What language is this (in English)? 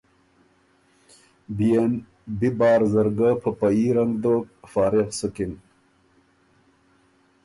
Ormuri